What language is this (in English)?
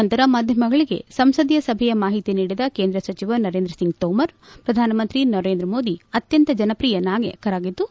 Kannada